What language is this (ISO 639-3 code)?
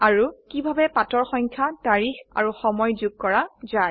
asm